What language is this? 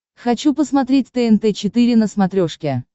Russian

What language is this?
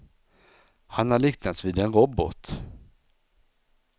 Swedish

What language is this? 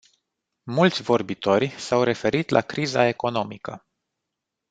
Romanian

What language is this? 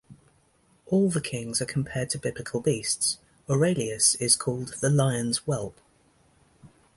English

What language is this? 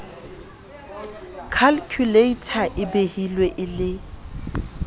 Southern Sotho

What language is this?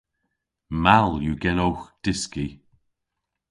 Cornish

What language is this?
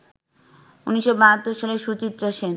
Bangla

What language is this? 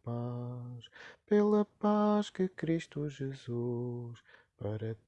Portuguese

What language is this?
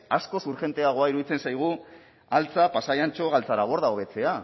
Basque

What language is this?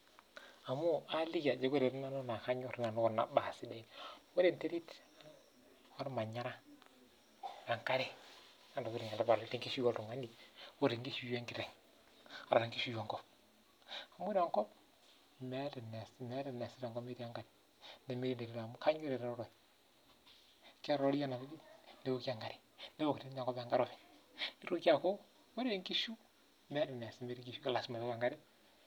Masai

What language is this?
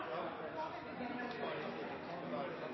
Norwegian Bokmål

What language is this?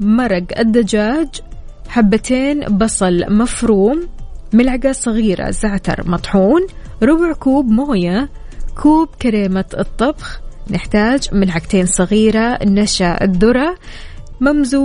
Arabic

